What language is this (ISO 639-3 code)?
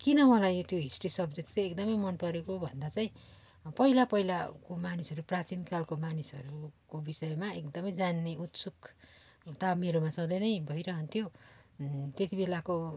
nep